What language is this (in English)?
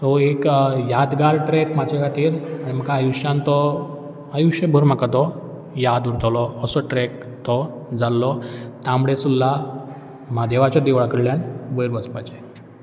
Konkani